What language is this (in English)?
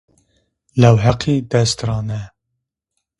Zaza